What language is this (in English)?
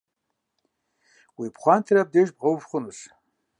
Kabardian